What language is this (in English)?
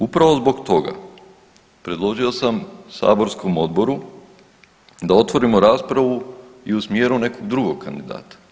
Croatian